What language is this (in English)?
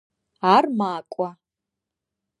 Adyghe